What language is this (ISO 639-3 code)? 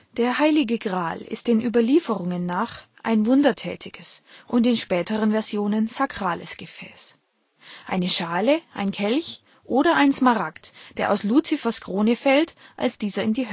deu